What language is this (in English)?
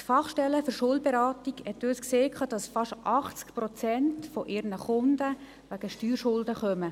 Swiss German